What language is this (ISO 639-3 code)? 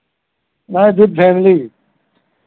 hin